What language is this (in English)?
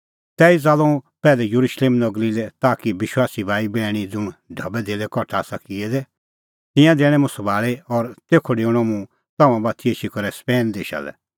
Kullu Pahari